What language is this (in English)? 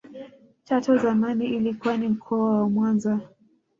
Swahili